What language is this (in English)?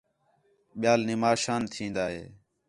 Khetrani